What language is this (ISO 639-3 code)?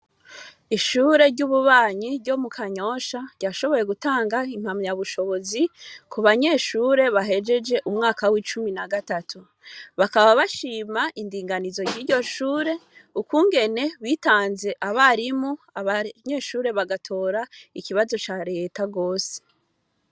run